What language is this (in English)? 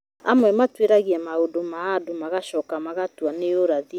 Kikuyu